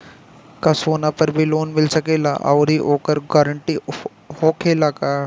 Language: Bhojpuri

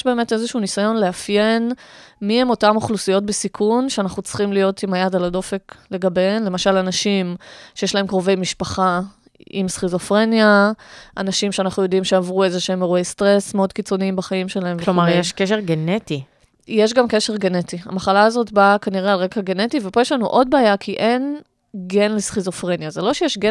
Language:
Hebrew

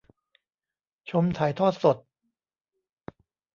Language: Thai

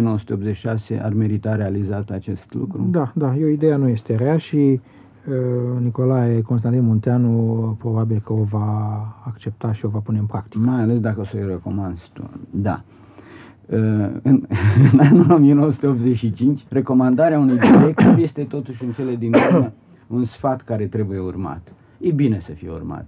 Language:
Romanian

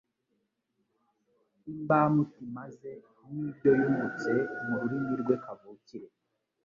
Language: Kinyarwanda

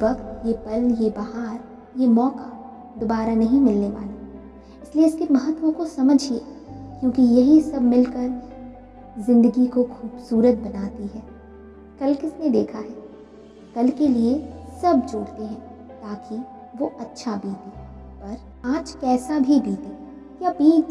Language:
Hindi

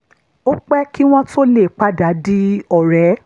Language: Yoruba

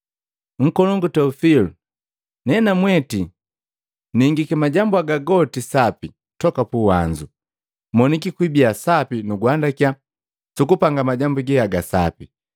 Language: Matengo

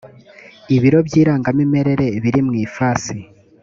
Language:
Kinyarwanda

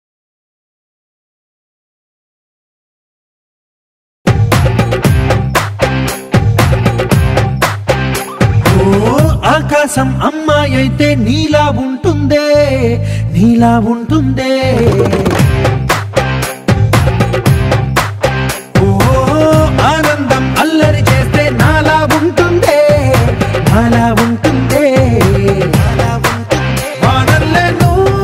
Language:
Arabic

